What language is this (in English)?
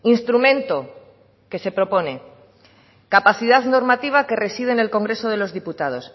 Spanish